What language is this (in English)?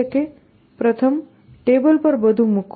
Gujarati